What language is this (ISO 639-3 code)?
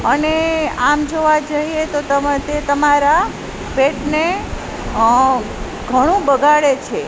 guj